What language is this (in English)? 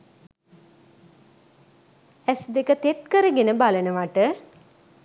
Sinhala